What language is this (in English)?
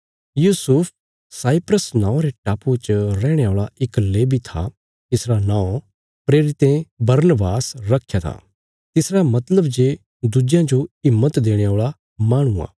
Bilaspuri